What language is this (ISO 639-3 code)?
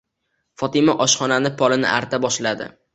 uzb